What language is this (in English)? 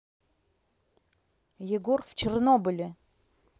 Russian